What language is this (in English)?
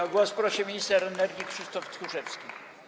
Polish